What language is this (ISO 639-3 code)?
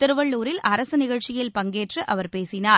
tam